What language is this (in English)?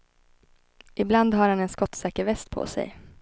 Swedish